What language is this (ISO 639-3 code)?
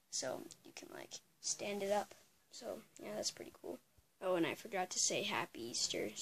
eng